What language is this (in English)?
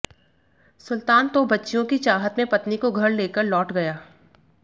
Hindi